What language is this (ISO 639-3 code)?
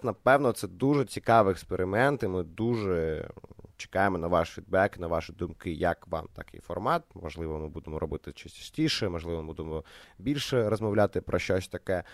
ukr